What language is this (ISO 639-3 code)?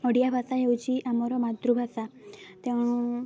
ori